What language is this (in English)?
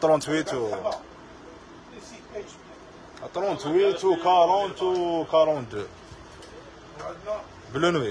Arabic